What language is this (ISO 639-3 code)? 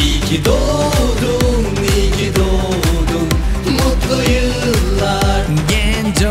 tur